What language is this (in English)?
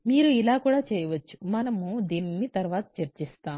Telugu